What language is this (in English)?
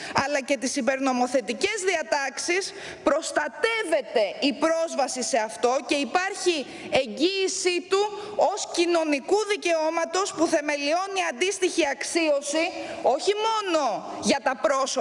Greek